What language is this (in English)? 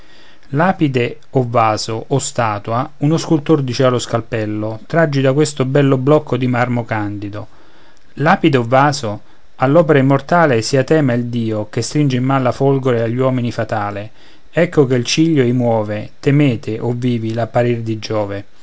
Italian